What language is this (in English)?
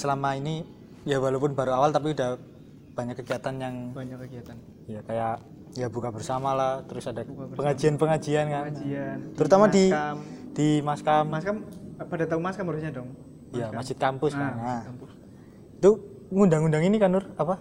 Indonesian